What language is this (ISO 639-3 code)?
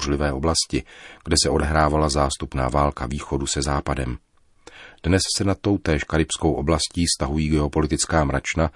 ces